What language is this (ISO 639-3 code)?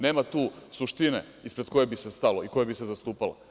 srp